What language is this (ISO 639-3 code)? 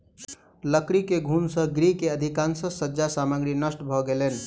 mai